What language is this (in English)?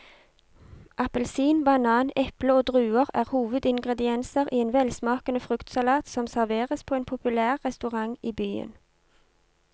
Norwegian